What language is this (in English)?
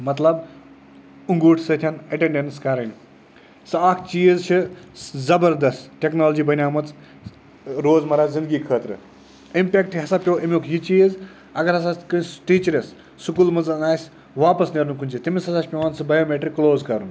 Kashmiri